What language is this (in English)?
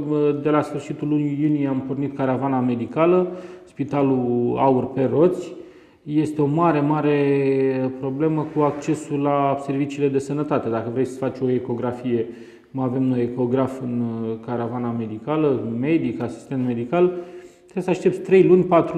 Romanian